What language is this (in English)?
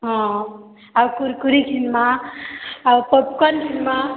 Odia